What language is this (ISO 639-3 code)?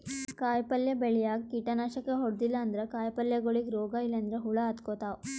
kan